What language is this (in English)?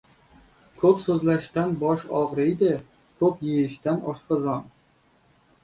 Uzbek